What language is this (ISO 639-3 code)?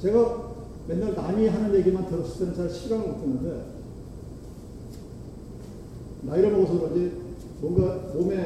kor